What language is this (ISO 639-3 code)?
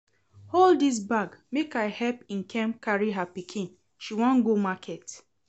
pcm